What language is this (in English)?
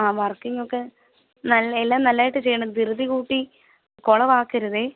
Malayalam